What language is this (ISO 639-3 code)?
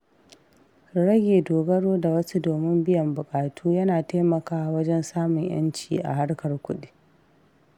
hau